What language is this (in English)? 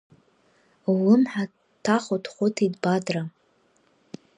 Abkhazian